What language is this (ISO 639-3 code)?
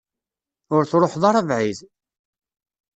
kab